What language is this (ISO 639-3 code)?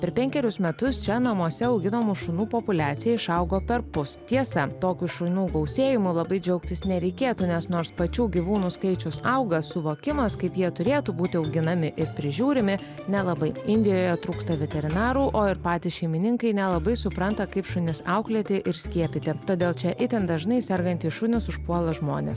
lit